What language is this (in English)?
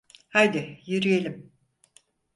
Turkish